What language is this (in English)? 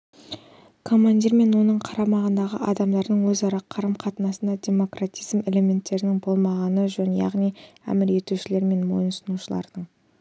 Kazakh